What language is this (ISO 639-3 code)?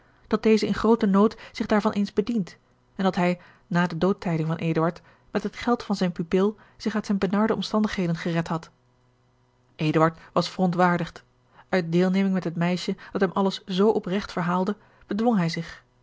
nld